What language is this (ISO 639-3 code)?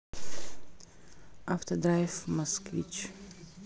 rus